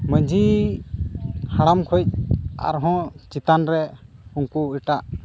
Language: Santali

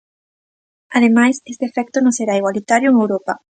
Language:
Galician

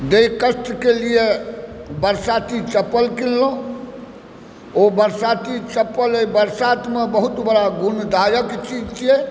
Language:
Maithili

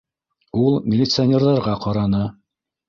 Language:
Bashkir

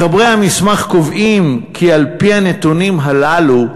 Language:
Hebrew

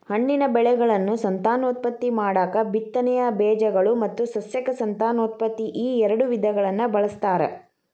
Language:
Kannada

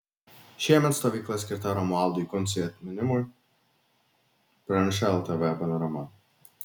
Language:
Lithuanian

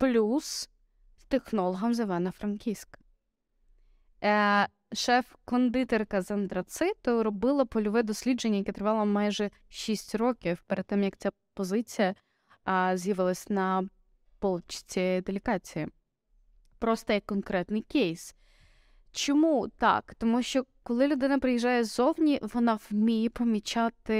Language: Ukrainian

